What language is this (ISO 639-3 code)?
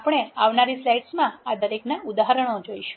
guj